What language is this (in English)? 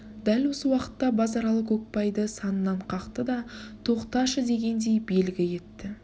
Kazakh